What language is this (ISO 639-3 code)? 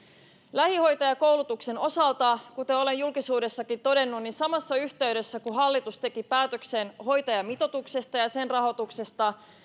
fin